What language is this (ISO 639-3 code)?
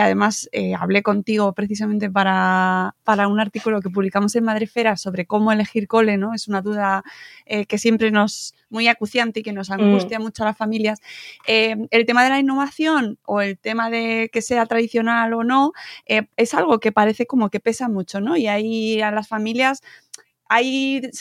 spa